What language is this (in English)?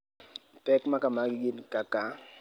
Luo (Kenya and Tanzania)